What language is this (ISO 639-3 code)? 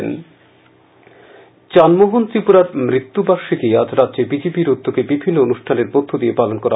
ben